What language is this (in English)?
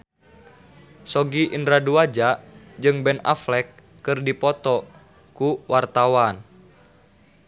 Sundanese